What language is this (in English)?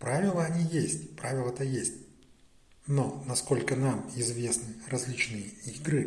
Russian